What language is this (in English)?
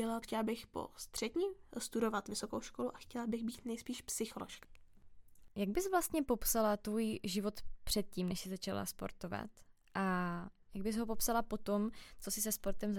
Czech